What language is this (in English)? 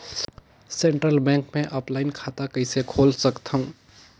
Chhattisgarhi